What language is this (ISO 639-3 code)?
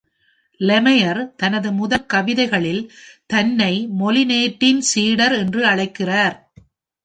tam